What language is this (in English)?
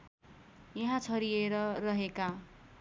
Nepali